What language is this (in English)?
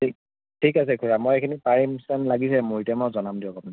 Assamese